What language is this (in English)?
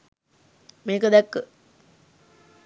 Sinhala